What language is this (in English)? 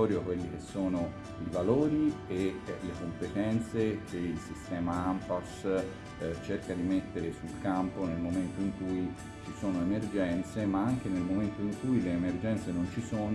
Italian